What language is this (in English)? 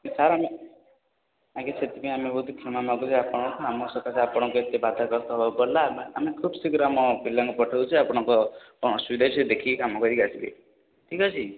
Odia